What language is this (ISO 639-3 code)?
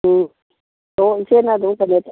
mni